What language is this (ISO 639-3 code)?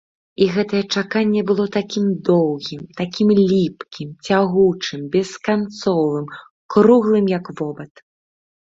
bel